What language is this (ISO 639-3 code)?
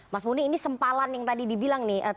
ind